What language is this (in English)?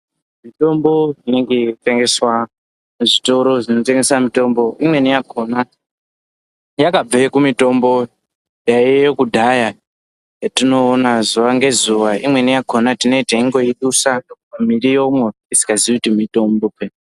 Ndau